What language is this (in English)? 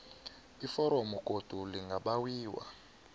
South Ndebele